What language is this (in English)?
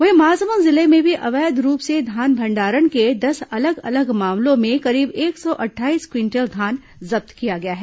Hindi